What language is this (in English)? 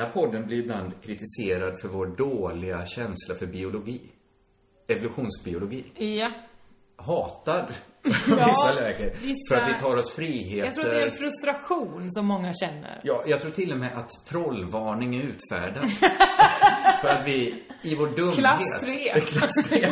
Swedish